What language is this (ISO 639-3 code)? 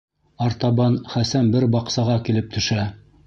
bak